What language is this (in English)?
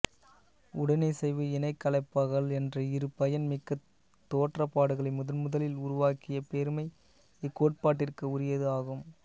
Tamil